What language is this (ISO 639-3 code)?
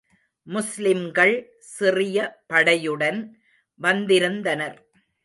tam